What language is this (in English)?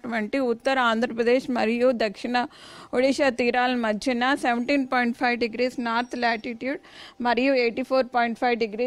Telugu